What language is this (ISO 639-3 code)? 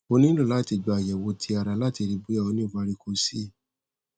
yor